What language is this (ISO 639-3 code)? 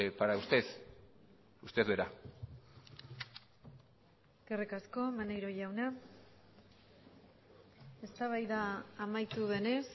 eus